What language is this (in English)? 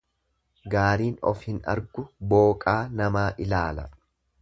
Oromo